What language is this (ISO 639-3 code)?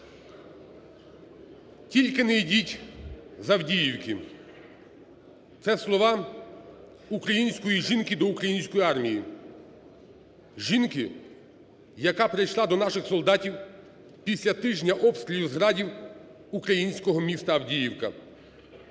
ukr